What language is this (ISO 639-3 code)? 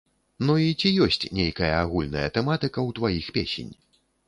bel